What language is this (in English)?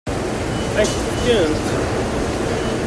Kabyle